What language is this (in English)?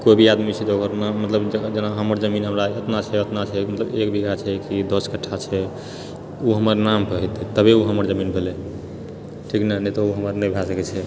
Maithili